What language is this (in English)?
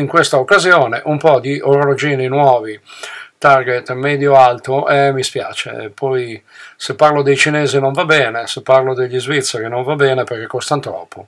Italian